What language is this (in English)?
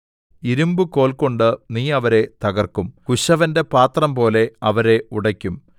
Malayalam